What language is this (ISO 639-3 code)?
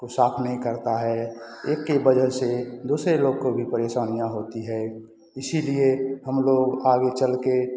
hin